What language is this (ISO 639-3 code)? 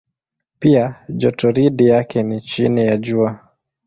swa